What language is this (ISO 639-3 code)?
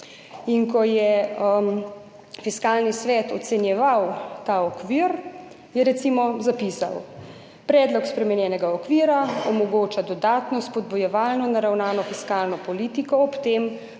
slv